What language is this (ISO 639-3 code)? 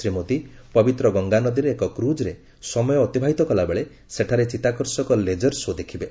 ori